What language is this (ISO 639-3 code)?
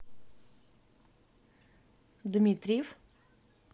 rus